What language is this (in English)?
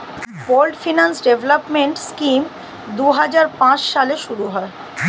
Bangla